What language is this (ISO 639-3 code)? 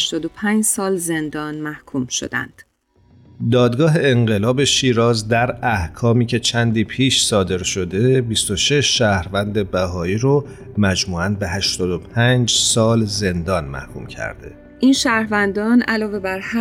fas